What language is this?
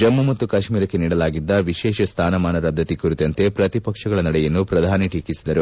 Kannada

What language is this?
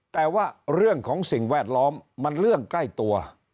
Thai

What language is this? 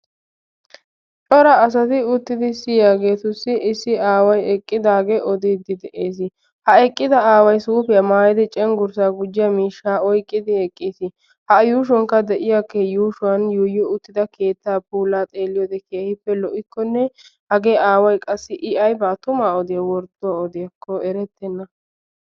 Wolaytta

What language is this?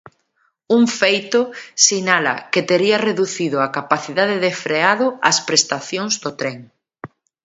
Galician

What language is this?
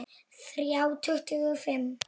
Icelandic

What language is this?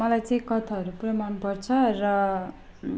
Nepali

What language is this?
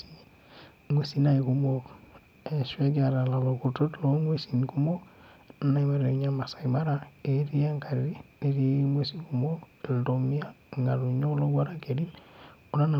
Masai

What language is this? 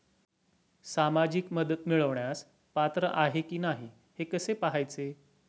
Marathi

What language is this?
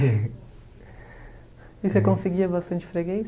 Portuguese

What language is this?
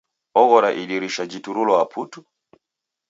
Taita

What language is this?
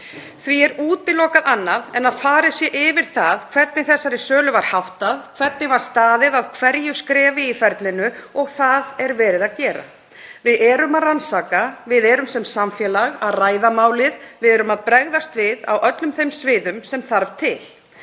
Icelandic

